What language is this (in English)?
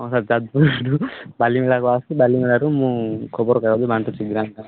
Odia